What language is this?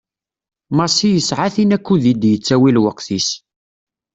Kabyle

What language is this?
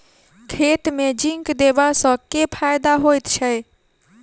Maithili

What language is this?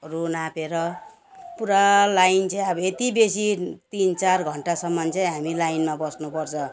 Nepali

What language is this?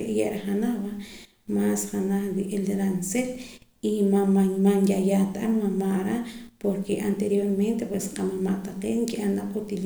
Poqomam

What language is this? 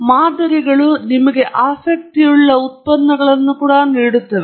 Kannada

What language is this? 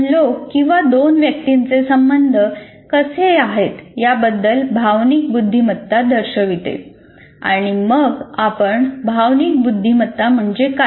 Marathi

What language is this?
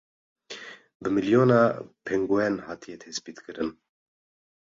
Kurdish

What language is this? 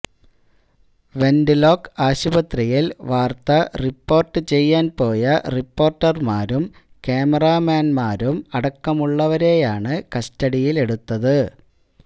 Malayalam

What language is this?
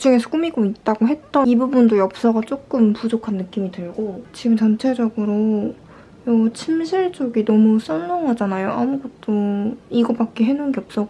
Korean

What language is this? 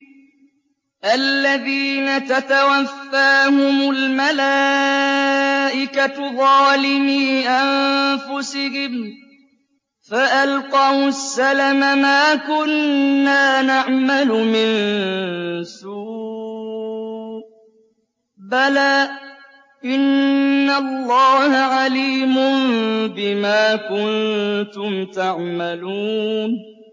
Arabic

